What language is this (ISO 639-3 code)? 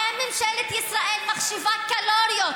heb